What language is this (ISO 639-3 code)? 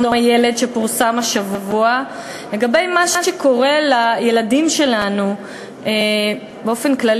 heb